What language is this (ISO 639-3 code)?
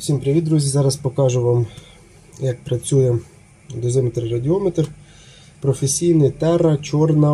ukr